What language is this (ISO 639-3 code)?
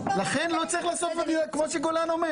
heb